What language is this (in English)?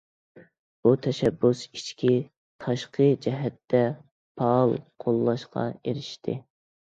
Uyghur